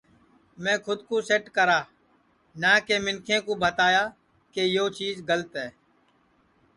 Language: Sansi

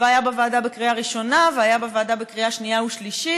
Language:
Hebrew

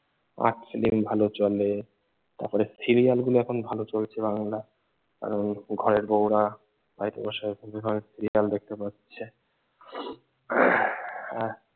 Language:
Bangla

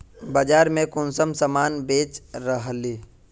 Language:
Magahi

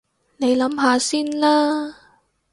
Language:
Cantonese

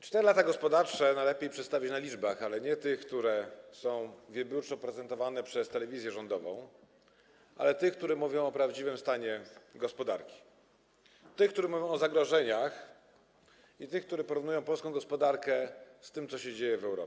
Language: Polish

